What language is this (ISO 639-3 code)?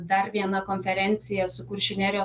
lit